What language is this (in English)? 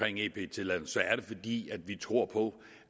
Danish